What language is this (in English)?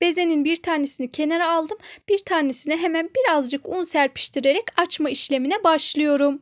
Turkish